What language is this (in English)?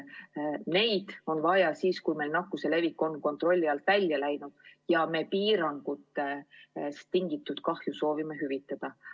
Estonian